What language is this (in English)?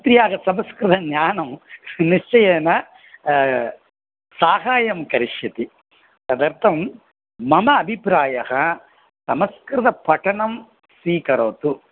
Sanskrit